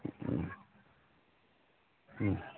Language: Manipuri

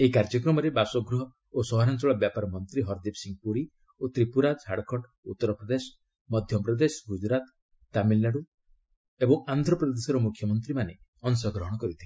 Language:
Odia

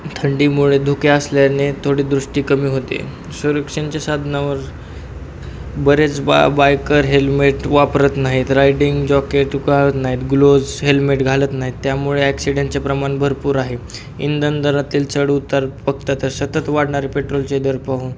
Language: Marathi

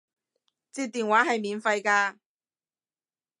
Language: Cantonese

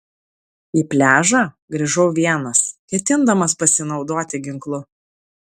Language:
Lithuanian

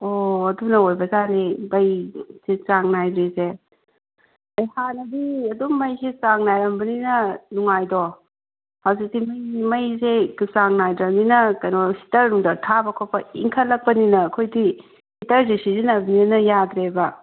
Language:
Manipuri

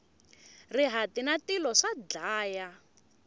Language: Tsonga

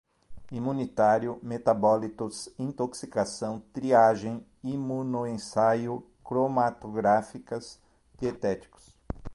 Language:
Portuguese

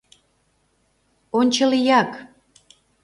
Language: Mari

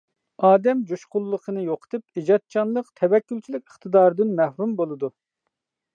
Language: Uyghur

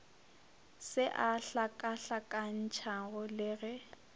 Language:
Northern Sotho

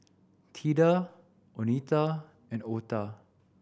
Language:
English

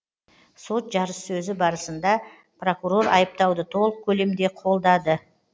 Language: Kazakh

